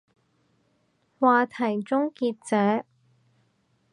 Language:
Cantonese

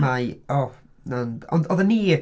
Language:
Welsh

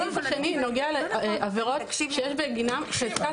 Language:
Hebrew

